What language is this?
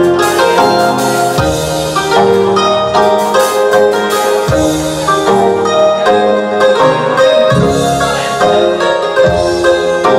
Romanian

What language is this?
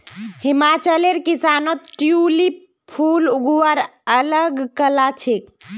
Magahi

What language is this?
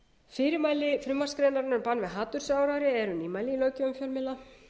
Icelandic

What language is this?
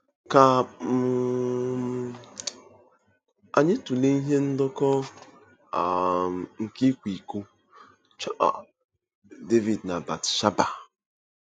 Igbo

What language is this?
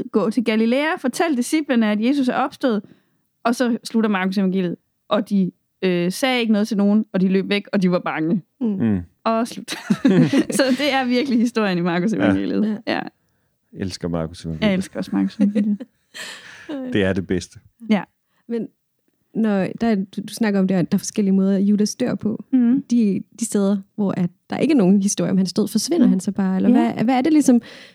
Danish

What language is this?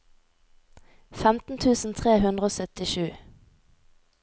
Norwegian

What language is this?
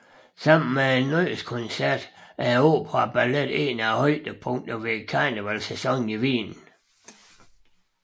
Danish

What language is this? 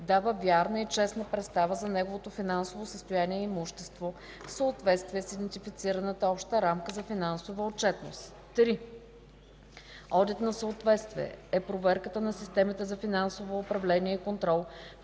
Bulgarian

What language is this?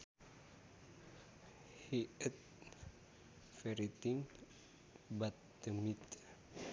Sundanese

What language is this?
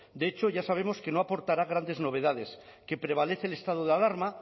Spanish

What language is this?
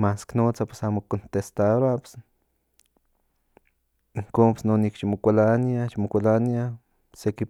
Central Nahuatl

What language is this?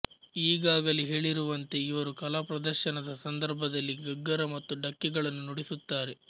Kannada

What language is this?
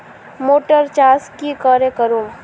Magahi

